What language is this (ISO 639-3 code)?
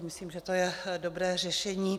ces